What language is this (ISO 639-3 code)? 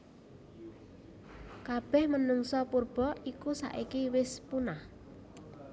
jav